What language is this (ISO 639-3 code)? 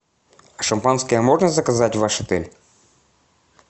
rus